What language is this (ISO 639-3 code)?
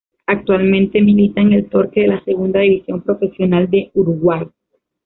spa